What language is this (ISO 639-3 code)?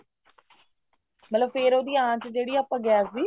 pan